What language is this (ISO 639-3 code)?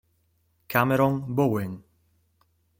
ita